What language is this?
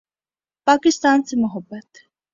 Urdu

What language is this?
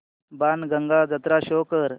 Marathi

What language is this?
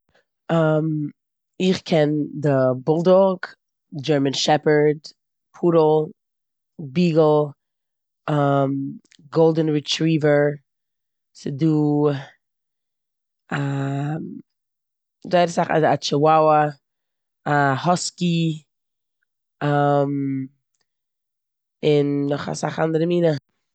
Yiddish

